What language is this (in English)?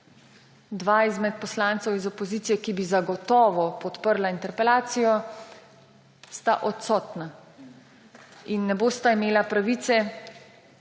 Slovenian